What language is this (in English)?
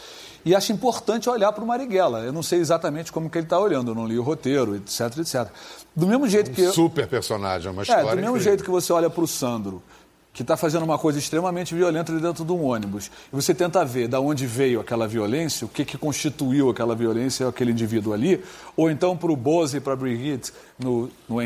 Portuguese